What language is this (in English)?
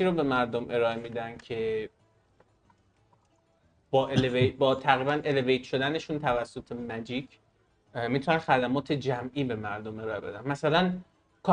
Persian